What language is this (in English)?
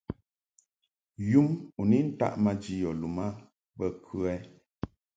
Mungaka